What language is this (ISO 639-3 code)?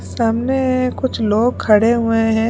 hin